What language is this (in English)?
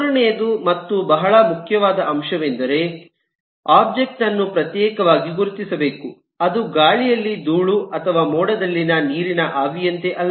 Kannada